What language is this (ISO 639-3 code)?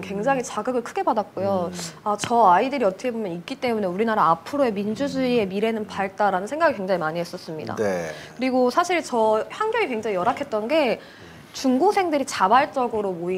kor